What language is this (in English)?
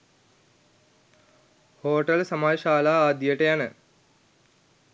Sinhala